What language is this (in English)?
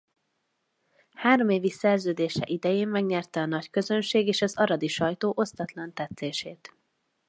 Hungarian